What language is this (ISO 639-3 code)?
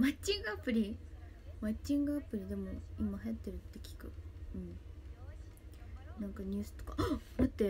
jpn